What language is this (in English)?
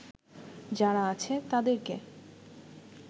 Bangla